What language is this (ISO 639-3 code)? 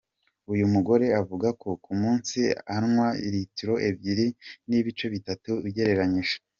kin